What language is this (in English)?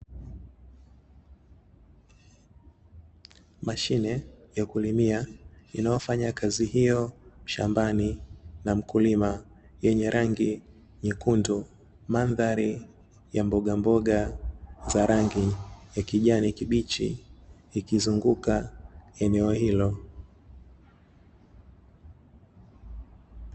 Swahili